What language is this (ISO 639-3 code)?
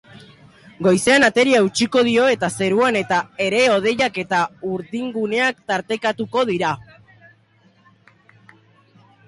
eus